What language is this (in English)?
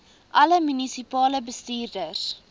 Afrikaans